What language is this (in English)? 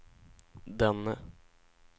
Swedish